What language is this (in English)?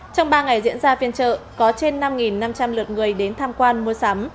Vietnamese